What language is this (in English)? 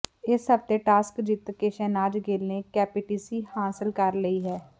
Punjabi